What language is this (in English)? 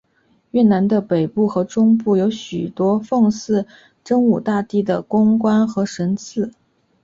Chinese